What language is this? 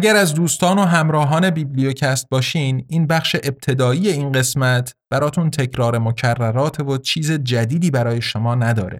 Persian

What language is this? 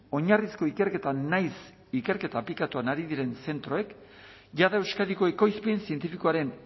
Basque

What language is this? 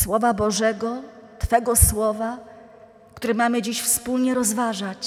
Polish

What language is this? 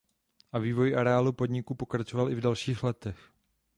Czech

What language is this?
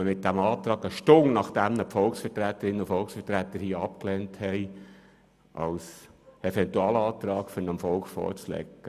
Swiss German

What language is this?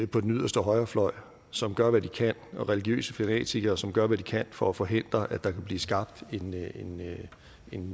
Danish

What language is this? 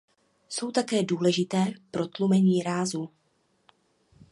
Czech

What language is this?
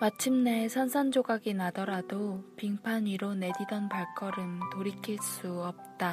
Korean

